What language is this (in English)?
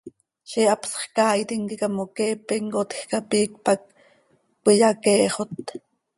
Seri